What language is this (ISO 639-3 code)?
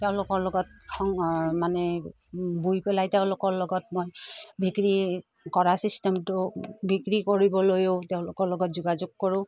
asm